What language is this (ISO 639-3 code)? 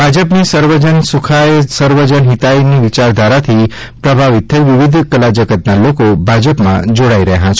guj